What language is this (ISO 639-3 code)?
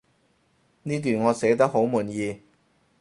yue